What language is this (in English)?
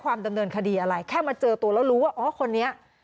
Thai